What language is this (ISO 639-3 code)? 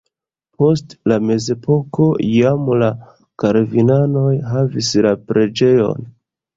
epo